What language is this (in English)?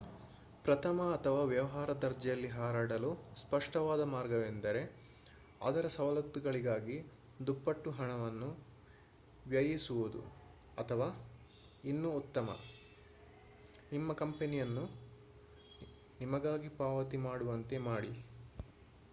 Kannada